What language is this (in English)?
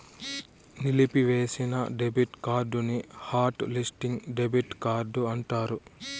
Telugu